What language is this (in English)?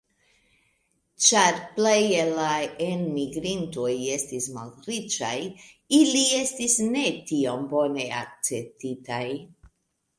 Esperanto